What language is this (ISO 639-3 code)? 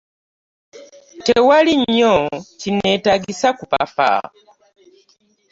lug